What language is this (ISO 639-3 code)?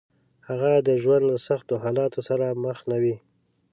pus